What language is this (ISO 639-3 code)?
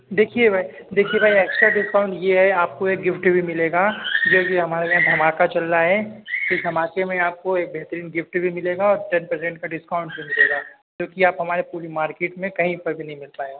urd